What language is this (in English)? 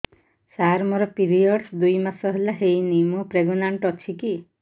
Odia